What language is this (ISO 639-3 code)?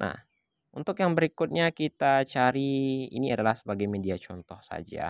ind